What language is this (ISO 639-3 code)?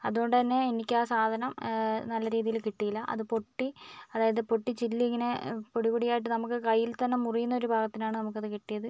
mal